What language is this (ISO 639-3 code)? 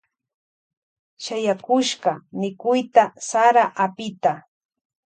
qvj